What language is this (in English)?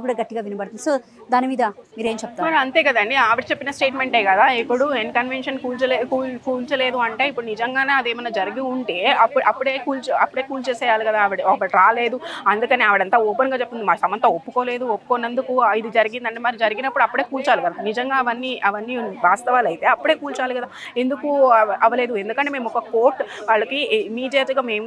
Telugu